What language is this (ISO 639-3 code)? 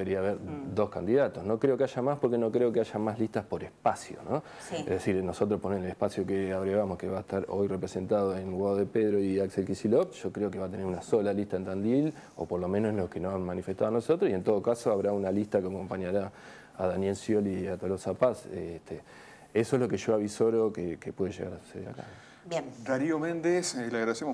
spa